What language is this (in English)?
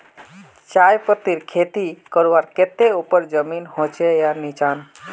Magahi